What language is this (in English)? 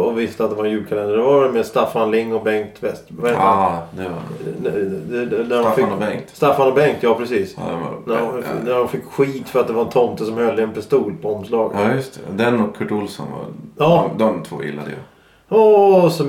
Swedish